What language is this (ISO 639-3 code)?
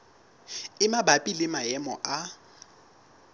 sot